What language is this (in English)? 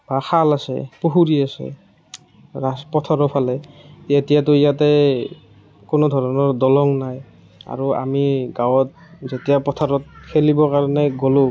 Assamese